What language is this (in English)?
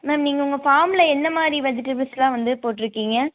Tamil